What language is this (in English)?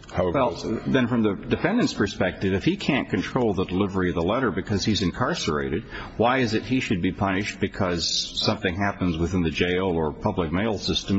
English